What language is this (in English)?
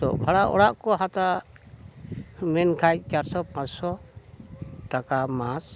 Santali